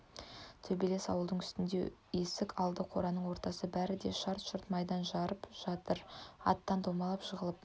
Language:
Kazakh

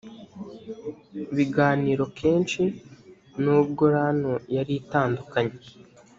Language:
Kinyarwanda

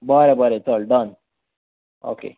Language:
Konkani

